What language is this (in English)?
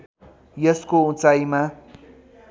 Nepali